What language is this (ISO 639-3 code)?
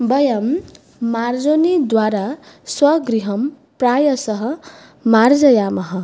san